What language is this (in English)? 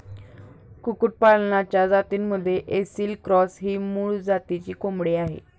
Marathi